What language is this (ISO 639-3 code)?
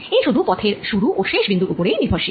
ben